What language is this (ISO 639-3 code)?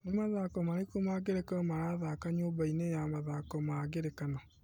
kik